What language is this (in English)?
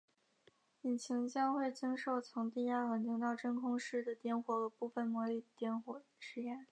Chinese